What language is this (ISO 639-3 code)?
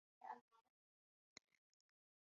ara